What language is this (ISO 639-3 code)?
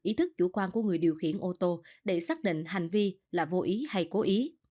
vie